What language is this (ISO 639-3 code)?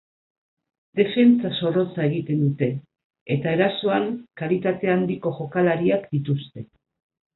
eus